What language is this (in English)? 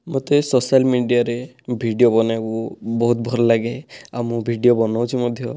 Odia